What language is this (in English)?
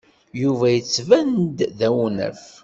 Kabyle